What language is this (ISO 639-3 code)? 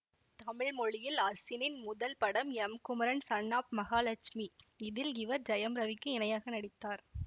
tam